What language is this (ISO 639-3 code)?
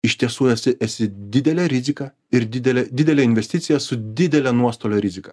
lit